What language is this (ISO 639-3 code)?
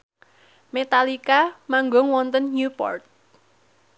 jav